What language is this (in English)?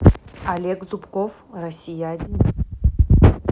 Russian